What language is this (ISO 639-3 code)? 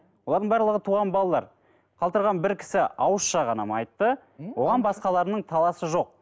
kaz